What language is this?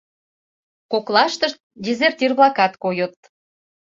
Mari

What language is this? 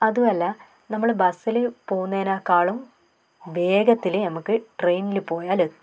Malayalam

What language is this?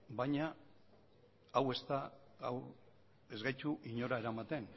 Basque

